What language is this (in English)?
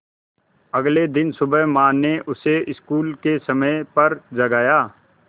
Hindi